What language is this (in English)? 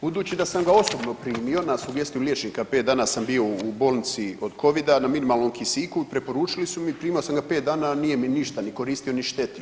Croatian